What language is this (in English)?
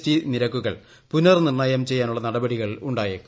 Malayalam